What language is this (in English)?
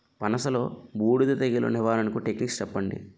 Telugu